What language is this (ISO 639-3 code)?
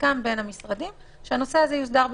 heb